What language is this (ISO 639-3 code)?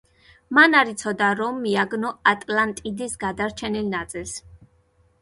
kat